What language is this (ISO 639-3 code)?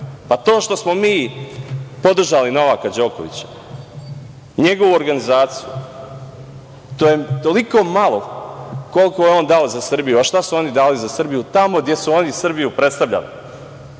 srp